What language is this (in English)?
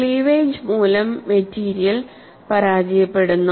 Malayalam